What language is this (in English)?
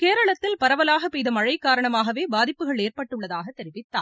Tamil